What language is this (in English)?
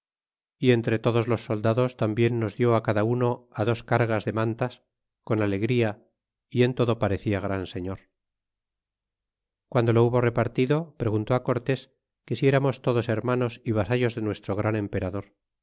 Spanish